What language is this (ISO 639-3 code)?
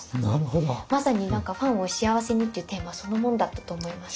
jpn